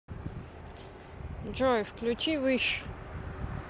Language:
Russian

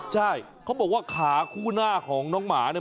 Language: Thai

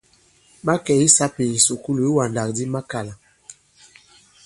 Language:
Bankon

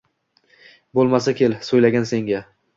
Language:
Uzbek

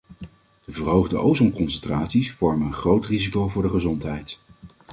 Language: Dutch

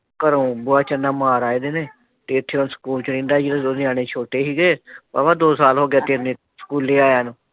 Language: Punjabi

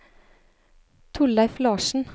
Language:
Norwegian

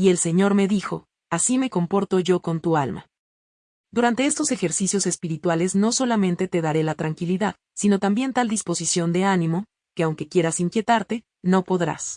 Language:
Spanish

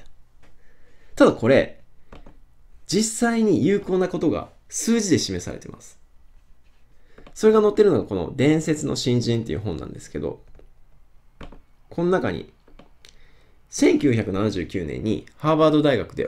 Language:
Japanese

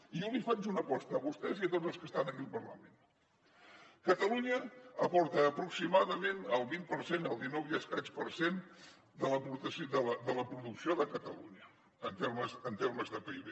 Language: Catalan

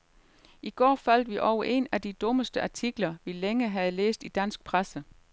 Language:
Danish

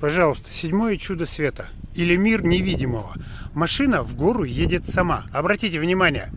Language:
Russian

